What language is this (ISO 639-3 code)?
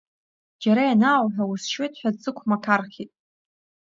abk